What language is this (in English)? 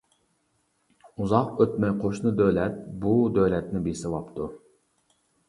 Uyghur